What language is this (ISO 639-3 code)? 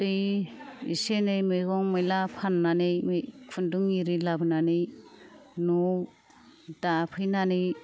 brx